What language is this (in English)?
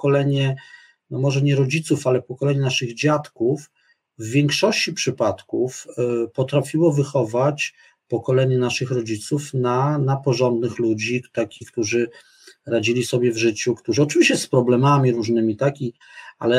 Polish